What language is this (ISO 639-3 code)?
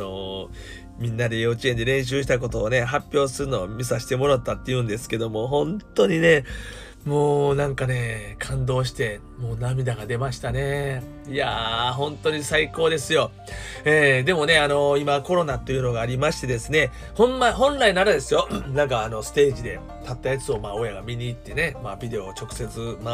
jpn